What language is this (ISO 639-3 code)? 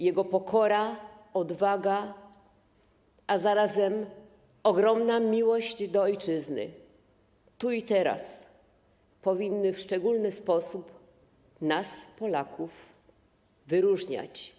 pol